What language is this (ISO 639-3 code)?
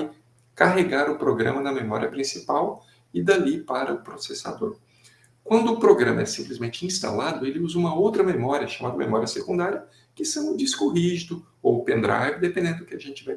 por